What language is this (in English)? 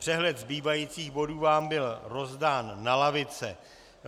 Czech